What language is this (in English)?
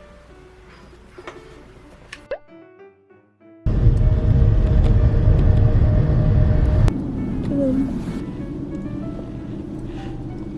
Korean